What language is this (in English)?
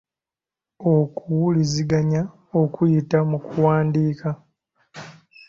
Ganda